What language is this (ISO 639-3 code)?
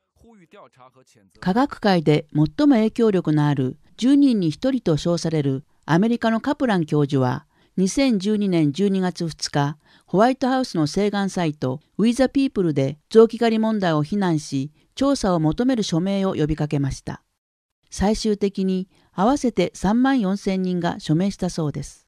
jpn